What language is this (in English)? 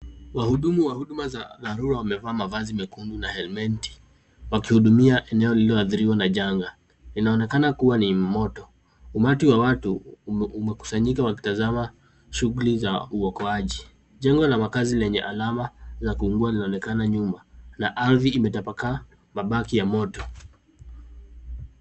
Swahili